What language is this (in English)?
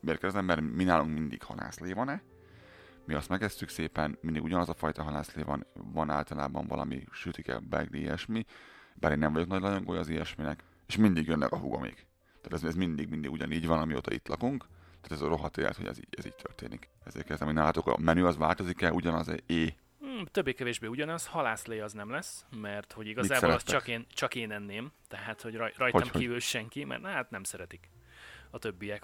Hungarian